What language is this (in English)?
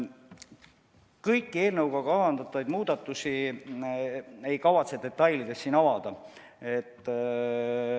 Estonian